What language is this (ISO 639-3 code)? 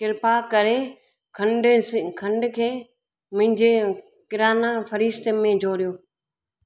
snd